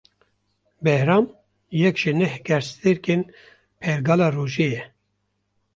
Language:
Kurdish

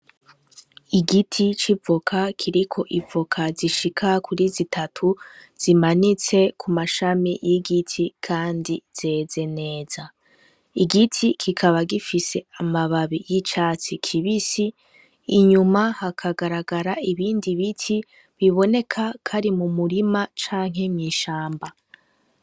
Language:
Rundi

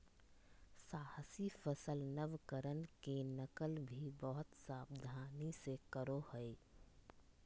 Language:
Magahi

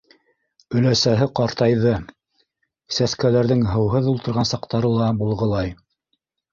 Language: Bashkir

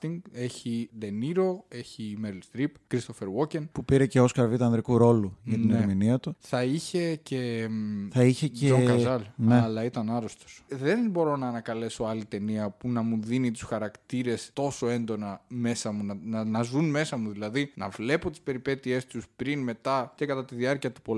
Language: Greek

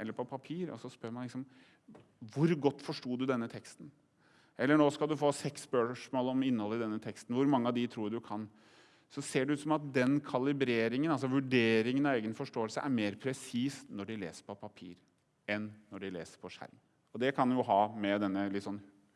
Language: Norwegian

